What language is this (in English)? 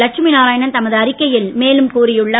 Tamil